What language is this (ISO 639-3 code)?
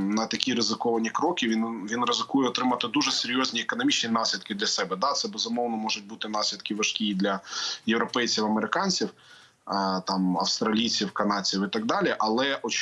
ukr